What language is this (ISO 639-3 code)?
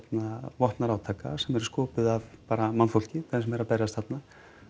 isl